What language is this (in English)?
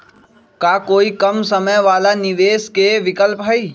Magahi